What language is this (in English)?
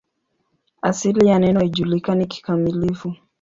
Swahili